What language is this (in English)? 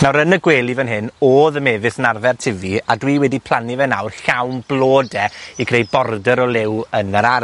Welsh